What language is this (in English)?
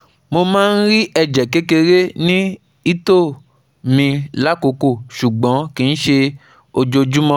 Yoruba